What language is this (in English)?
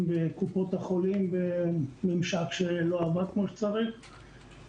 Hebrew